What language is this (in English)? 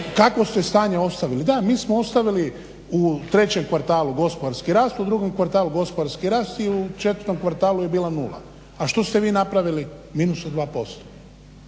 Croatian